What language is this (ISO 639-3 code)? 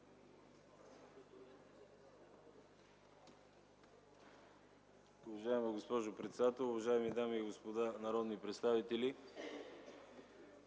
bul